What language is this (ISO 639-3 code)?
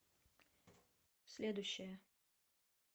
rus